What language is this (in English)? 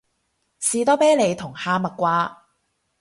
Cantonese